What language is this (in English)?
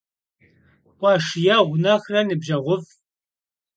Kabardian